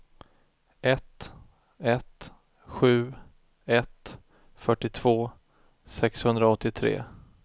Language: Swedish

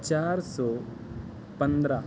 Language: Urdu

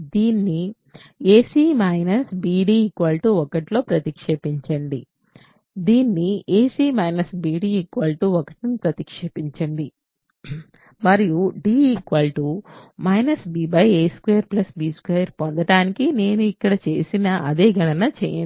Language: Telugu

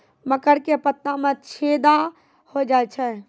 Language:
Maithili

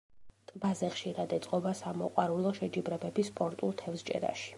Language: Georgian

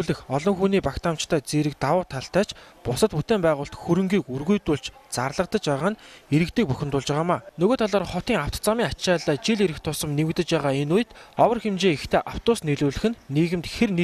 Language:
Romanian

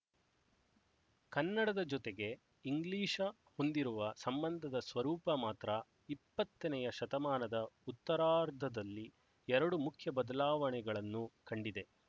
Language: Kannada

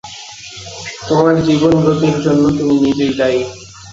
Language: Bangla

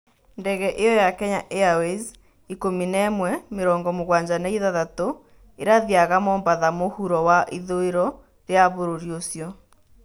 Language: Kikuyu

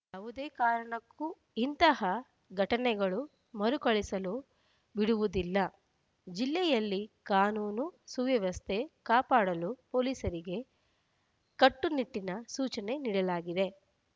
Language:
Kannada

